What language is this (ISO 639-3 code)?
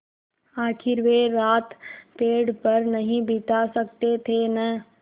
hin